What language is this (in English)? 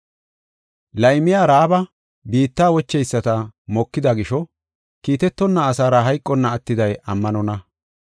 Gofa